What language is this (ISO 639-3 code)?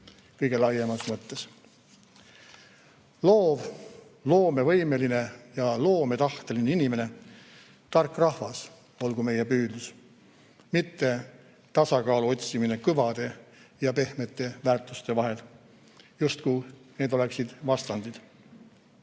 est